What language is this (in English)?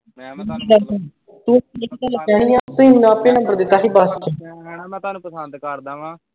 Punjabi